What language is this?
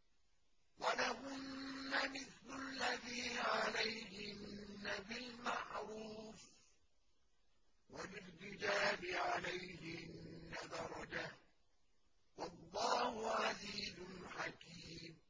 Arabic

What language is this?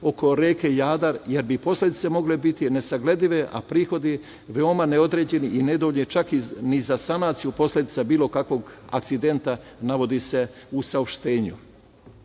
Serbian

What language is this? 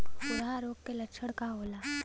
Bhojpuri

